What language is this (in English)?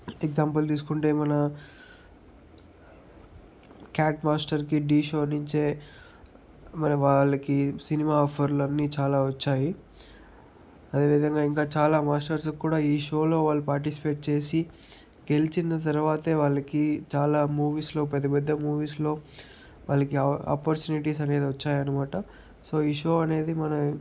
Telugu